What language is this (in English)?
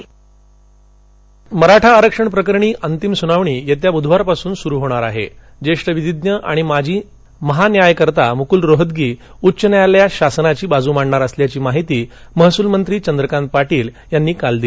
Marathi